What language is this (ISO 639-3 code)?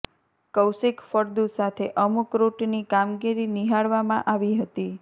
guj